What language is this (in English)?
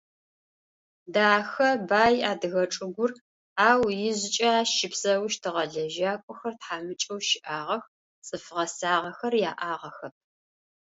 Adyghe